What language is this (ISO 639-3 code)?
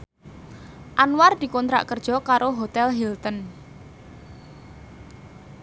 jav